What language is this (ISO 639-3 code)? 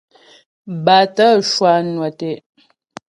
bbj